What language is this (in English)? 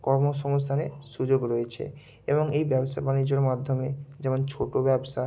Bangla